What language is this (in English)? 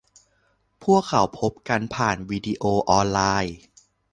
Thai